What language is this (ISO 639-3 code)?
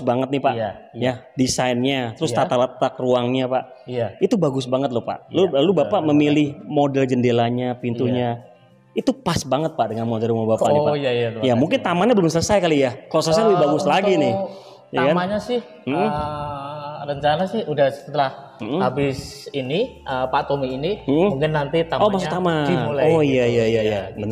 ind